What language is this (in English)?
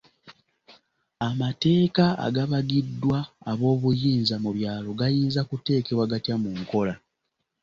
Ganda